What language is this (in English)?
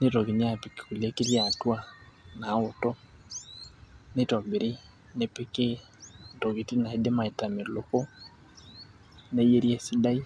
Masai